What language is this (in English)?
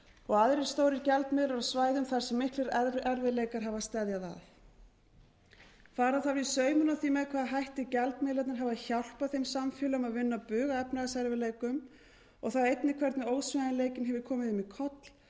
Icelandic